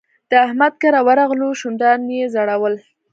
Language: Pashto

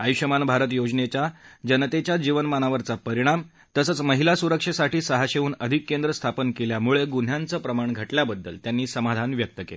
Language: Marathi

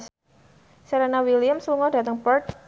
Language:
Javanese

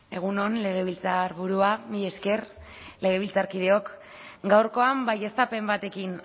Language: Basque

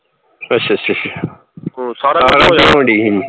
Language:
Punjabi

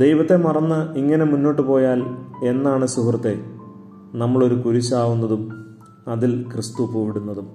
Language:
Malayalam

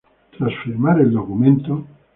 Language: Spanish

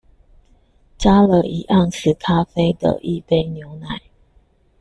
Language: Chinese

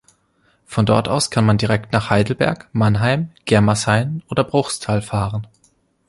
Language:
German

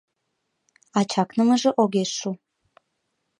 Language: Mari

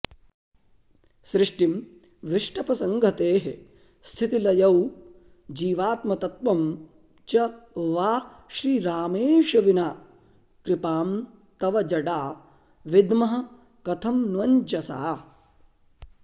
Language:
Sanskrit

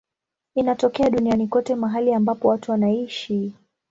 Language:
Swahili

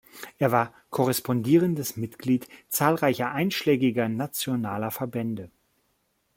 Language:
German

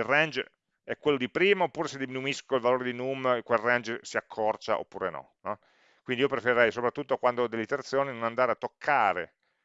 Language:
Italian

